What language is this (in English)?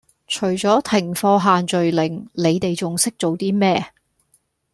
Cantonese